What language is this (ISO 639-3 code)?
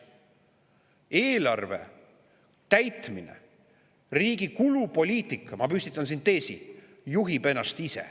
est